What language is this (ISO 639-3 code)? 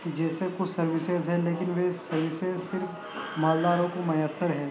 urd